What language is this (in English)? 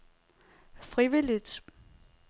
Danish